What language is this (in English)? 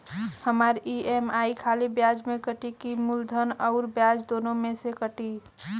Bhojpuri